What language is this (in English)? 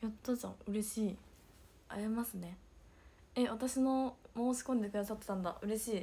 Japanese